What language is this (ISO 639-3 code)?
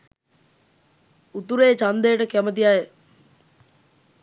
sin